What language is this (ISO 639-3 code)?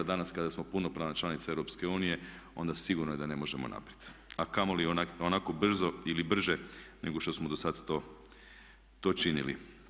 hrv